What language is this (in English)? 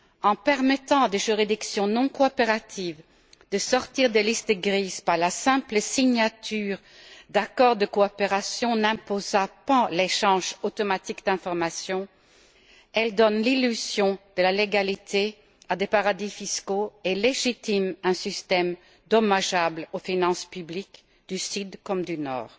French